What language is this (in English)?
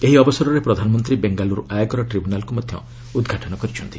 Odia